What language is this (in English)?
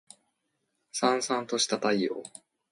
Japanese